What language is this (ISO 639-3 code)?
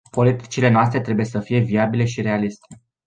ron